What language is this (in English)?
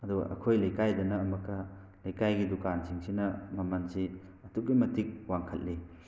Manipuri